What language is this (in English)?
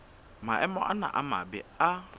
Southern Sotho